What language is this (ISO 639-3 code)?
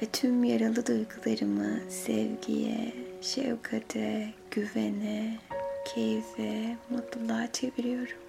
tur